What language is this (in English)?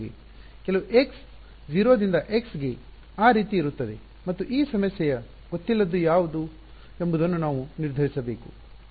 Kannada